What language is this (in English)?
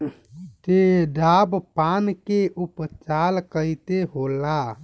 Bhojpuri